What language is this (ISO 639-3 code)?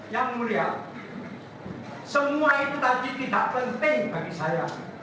ind